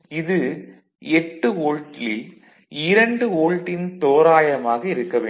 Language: Tamil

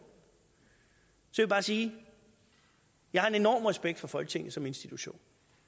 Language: Danish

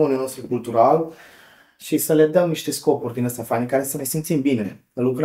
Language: Romanian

